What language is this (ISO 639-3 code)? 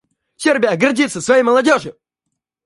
rus